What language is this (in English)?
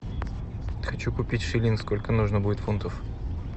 Russian